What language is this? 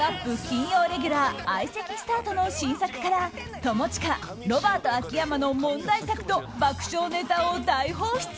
Japanese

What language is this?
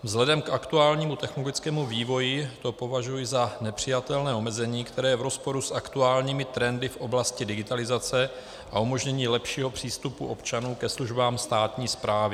Czech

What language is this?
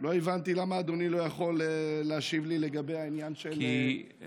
Hebrew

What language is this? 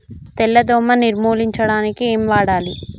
Telugu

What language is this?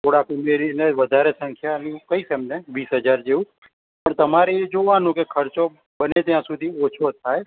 Gujarati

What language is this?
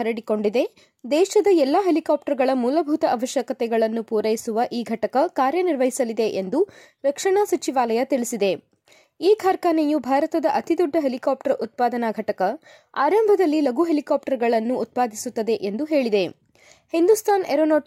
Kannada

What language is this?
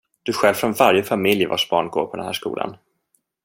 Swedish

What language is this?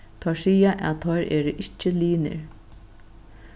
Faroese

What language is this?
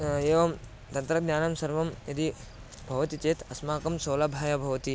Sanskrit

